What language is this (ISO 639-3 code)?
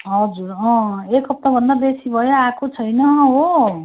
nep